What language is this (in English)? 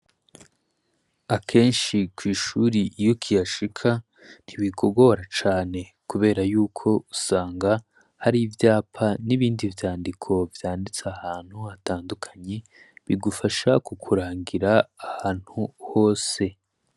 Rundi